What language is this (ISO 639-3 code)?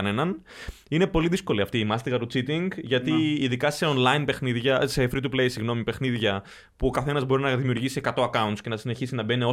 ell